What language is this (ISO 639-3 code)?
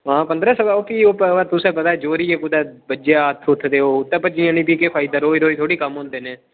doi